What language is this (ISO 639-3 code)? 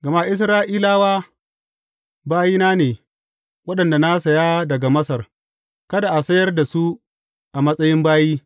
hau